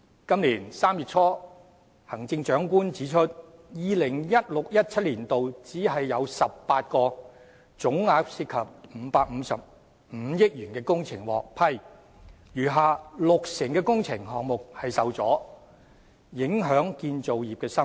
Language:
Cantonese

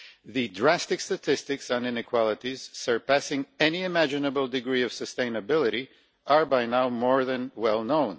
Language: English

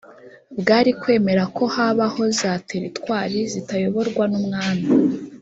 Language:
Kinyarwanda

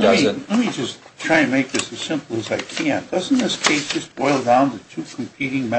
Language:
English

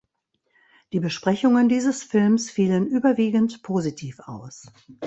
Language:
German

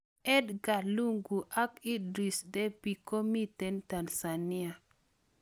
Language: Kalenjin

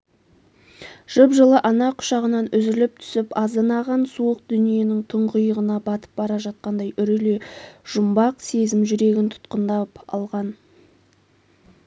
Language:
Kazakh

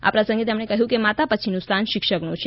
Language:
Gujarati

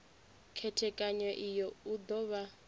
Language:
Venda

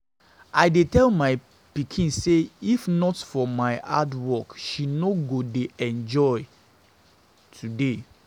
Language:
Nigerian Pidgin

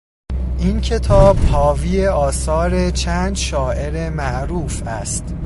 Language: Persian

